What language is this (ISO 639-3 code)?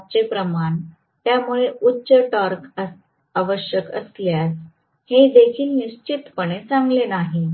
mar